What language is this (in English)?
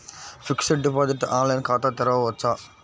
Telugu